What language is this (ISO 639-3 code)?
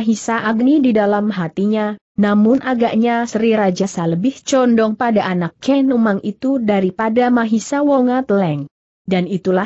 ind